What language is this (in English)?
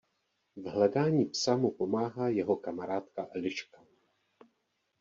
Czech